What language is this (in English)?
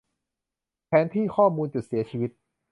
Thai